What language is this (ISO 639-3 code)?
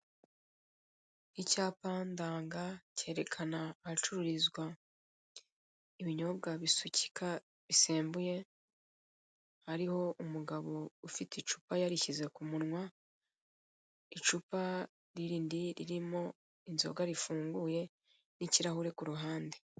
kin